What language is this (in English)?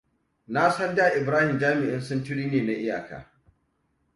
Hausa